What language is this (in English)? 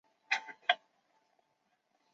Chinese